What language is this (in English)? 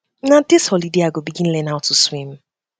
Nigerian Pidgin